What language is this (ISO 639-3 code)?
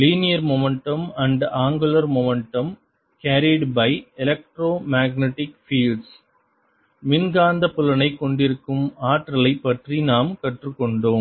tam